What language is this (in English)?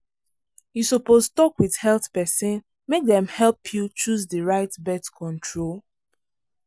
Nigerian Pidgin